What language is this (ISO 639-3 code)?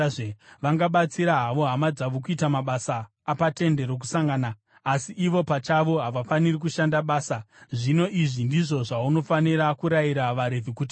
sna